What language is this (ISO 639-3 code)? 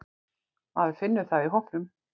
isl